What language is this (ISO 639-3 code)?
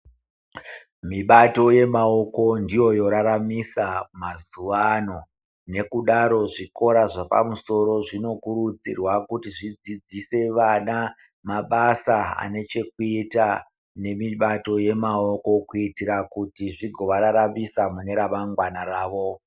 ndc